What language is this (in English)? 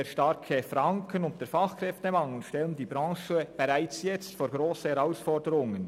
Swiss German